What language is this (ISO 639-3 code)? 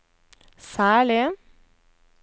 nor